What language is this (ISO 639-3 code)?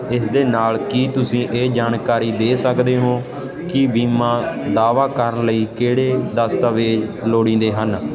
pan